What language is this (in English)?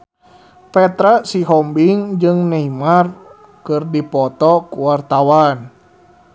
Sundanese